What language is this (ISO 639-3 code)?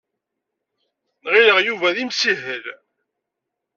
kab